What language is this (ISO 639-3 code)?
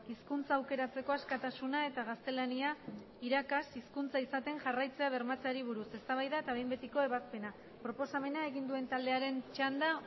eus